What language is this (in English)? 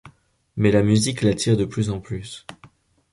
French